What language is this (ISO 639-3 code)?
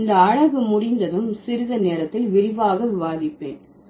tam